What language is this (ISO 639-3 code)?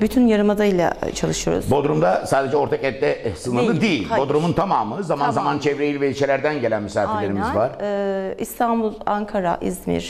tur